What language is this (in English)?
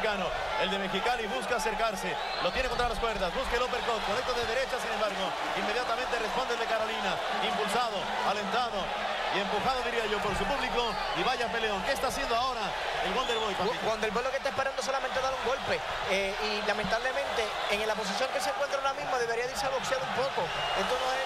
Spanish